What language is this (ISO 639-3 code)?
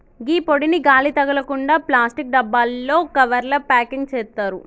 tel